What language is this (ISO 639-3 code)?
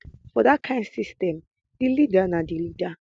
pcm